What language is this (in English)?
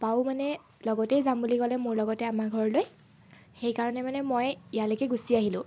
Assamese